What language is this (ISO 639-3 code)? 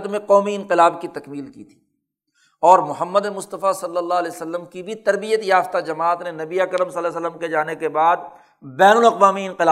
urd